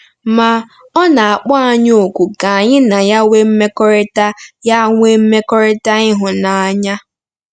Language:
Igbo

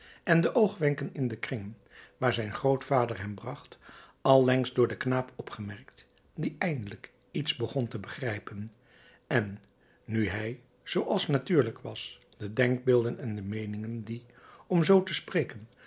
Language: Dutch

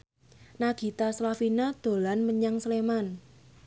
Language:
Javanese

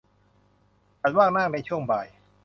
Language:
Thai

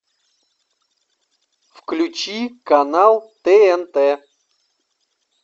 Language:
Russian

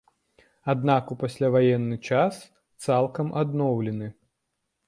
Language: Belarusian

